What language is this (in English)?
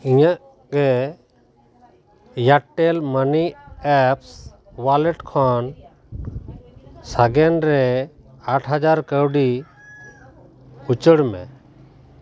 Santali